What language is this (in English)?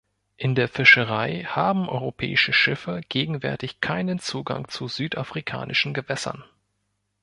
German